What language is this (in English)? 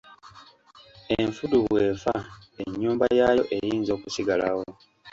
Ganda